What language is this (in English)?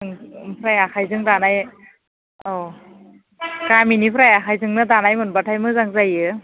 Bodo